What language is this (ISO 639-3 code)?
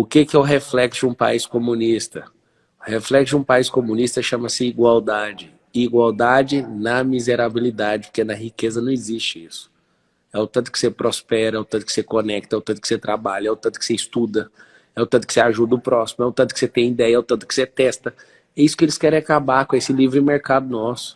por